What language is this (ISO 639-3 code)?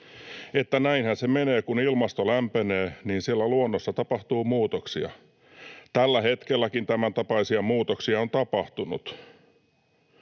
fin